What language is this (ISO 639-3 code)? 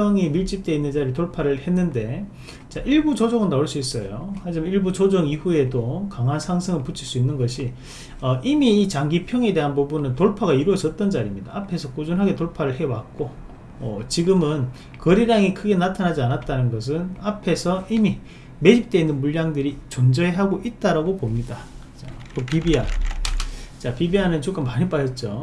kor